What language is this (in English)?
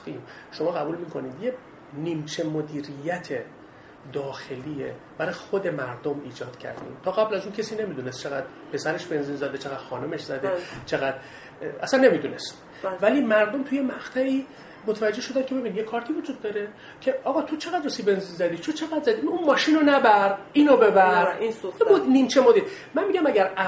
Persian